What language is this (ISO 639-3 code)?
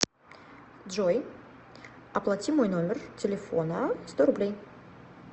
rus